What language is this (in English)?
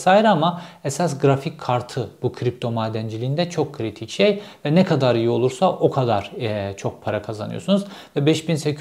Turkish